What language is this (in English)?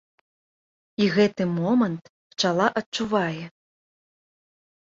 Belarusian